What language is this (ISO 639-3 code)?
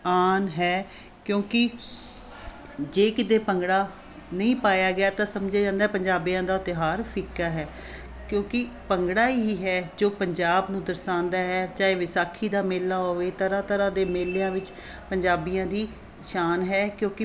pan